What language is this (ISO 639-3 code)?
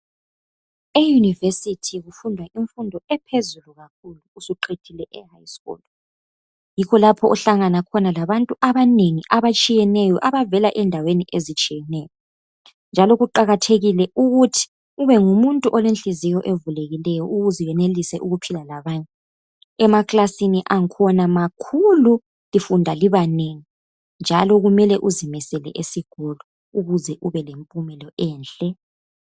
nde